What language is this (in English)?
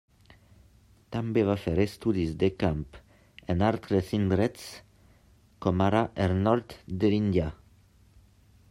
Catalan